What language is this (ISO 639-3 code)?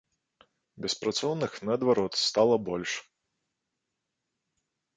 bel